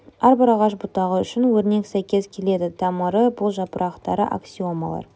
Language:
Kazakh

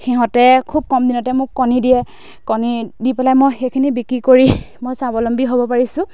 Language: Assamese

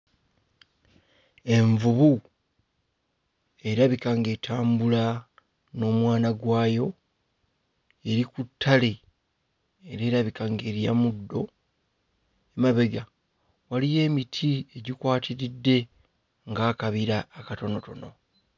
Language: Ganda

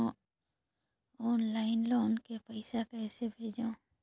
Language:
Chhattisgarhi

